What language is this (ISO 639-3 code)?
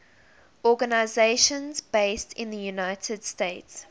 eng